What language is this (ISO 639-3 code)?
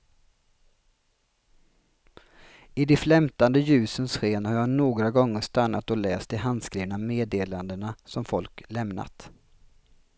swe